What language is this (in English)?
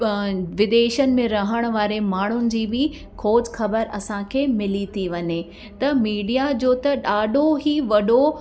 Sindhi